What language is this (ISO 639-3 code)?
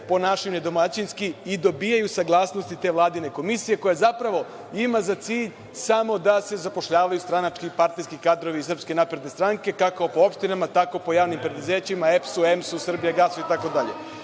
srp